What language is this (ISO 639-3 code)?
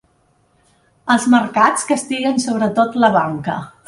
cat